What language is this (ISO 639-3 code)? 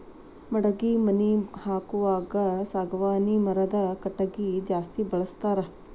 kan